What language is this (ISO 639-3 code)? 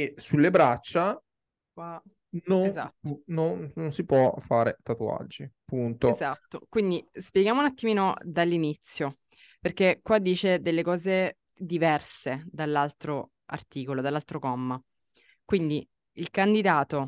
ita